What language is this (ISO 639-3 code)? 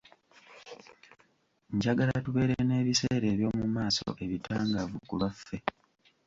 lug